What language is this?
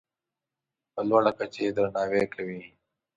Pashto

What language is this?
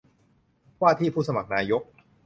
Thai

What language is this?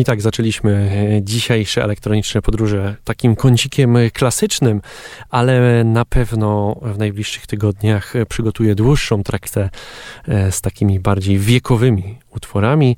Polish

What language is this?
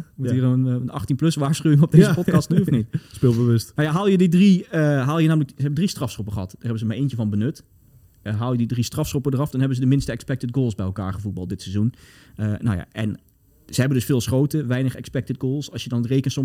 Dutch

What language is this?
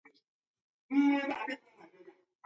Taita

